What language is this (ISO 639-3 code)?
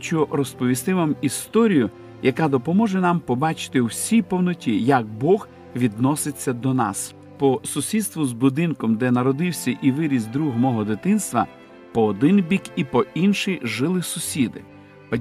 ukr